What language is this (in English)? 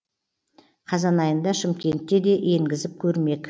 Kazakh